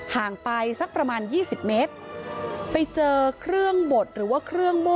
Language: Thai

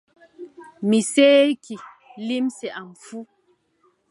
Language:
Adamawa Fulfulde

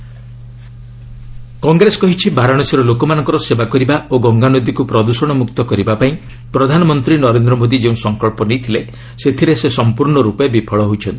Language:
Odia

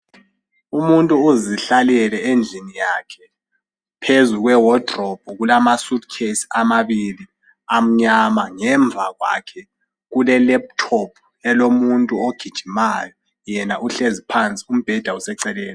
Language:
North Ndebele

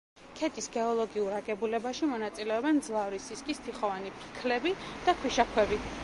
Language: Georgian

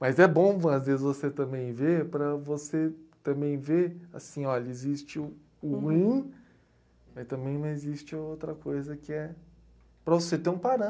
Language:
Portuguese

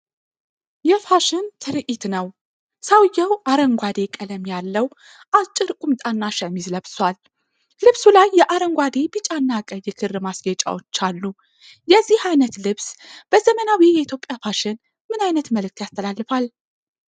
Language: Amharic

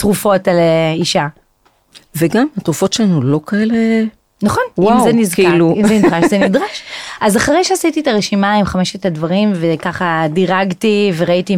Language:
Hebrew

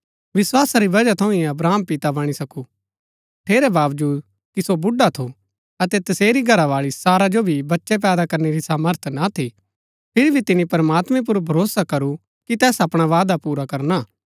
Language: Gaddi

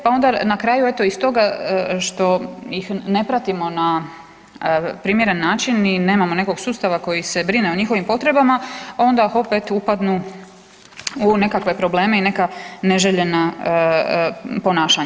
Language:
Croatian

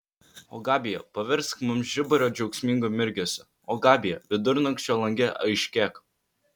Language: Lithuanian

